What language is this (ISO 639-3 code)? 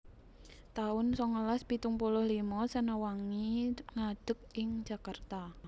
jav